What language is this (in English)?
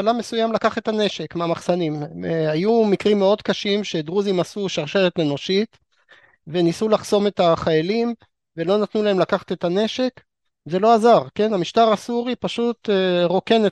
Hebrew